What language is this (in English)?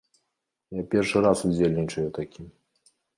Belarusian